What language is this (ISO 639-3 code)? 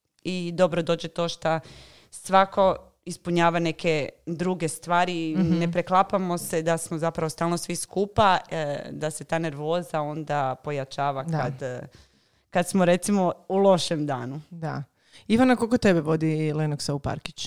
hrv